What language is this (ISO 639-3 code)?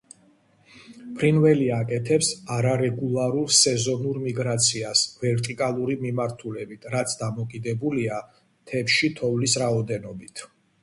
kat